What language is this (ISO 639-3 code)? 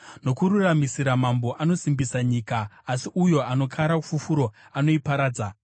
sna